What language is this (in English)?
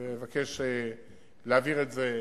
Hebrew